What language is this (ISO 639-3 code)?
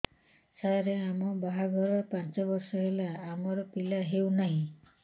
ori